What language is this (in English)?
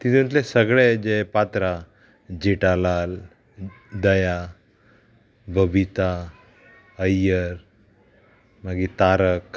Konkani